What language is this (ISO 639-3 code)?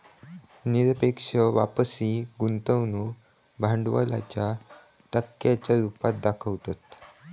mar